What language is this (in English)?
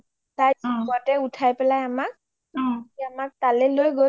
Assamese